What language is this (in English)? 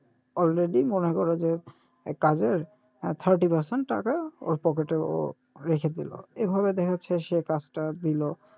Bangla